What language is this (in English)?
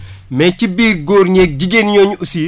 Wolof